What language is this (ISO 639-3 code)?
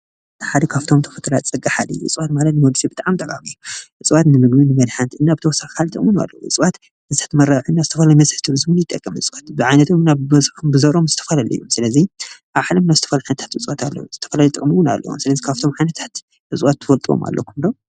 tir